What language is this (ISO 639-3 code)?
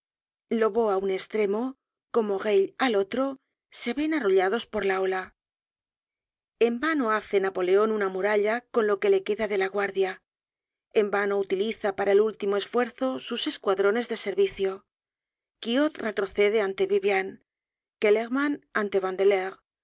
spa